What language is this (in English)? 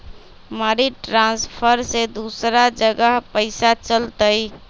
Magahi